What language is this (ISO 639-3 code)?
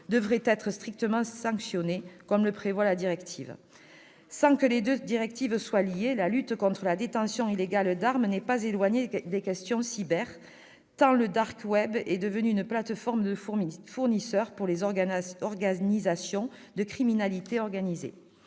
fra